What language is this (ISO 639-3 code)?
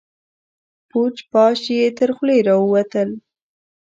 pus